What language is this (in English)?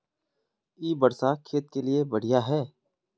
Magahi